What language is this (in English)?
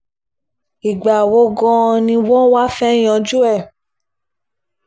Yoruba